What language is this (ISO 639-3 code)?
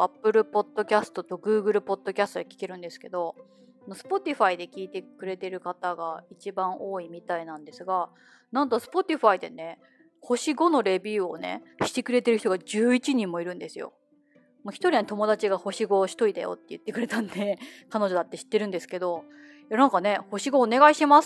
jpn